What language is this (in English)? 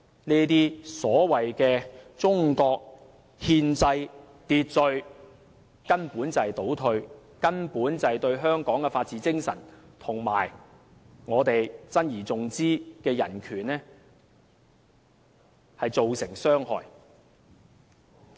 Cantonese